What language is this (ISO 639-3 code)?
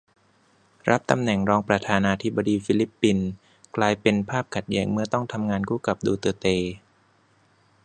tha